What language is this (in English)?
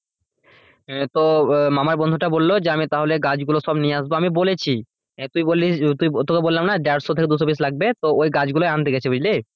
Bangla